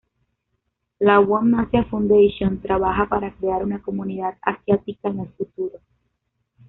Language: Spanish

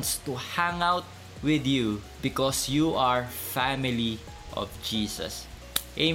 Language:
Filipino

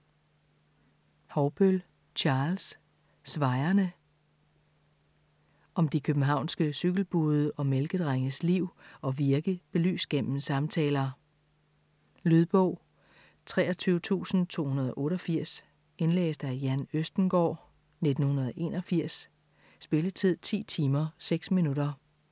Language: Danish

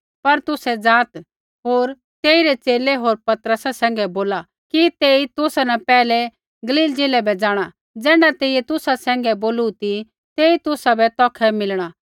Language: Kullu Pahari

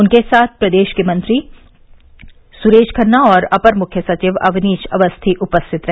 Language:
Hindi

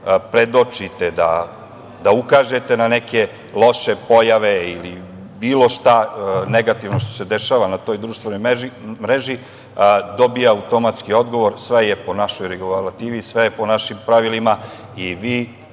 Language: Serbian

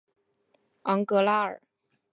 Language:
Chinese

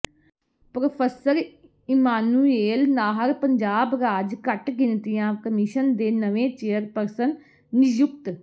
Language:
Punjabi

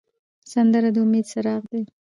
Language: Pashto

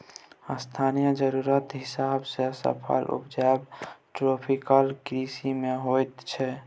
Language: Maithili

